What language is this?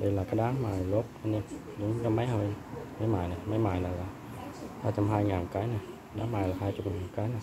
Vietnamese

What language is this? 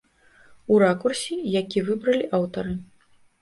Belarusian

